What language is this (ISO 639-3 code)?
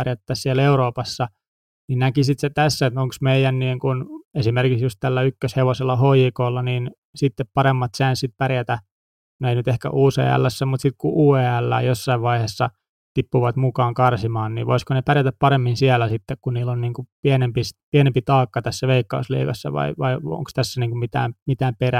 fin